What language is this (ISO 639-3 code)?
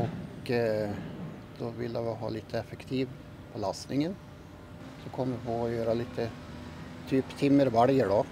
swe